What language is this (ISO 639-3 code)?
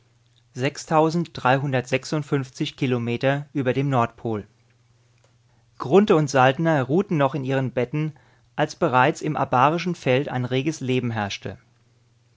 deu